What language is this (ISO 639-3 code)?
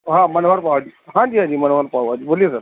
urd